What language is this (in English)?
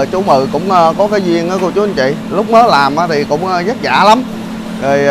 Vietnamese